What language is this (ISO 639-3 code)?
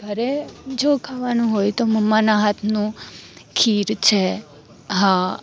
guj